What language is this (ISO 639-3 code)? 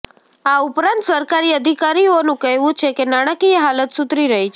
guj